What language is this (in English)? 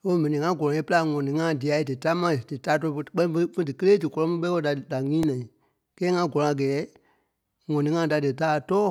Kpelle